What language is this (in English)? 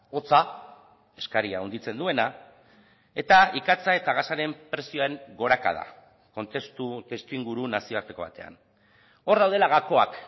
Basque